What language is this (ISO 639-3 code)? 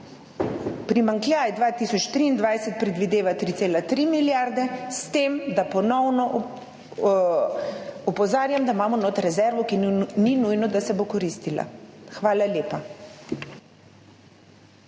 slv